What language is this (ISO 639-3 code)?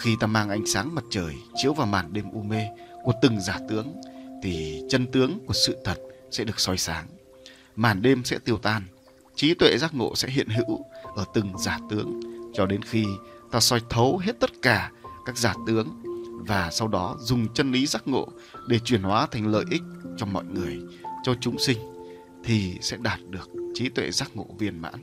vie